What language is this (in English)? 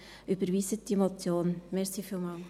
Swiss German